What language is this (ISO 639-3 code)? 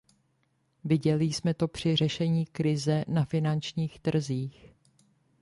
ces